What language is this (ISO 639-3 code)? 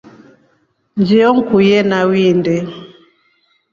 rof